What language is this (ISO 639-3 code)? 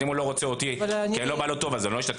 heb